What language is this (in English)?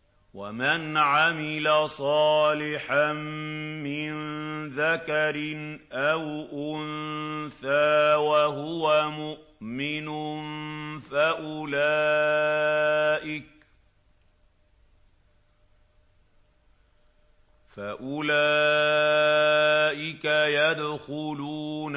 Arabic